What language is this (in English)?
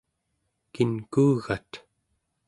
Central Yupik